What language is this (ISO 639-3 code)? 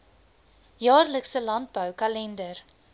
afr